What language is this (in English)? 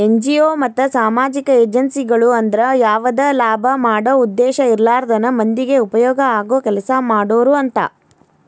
Kannada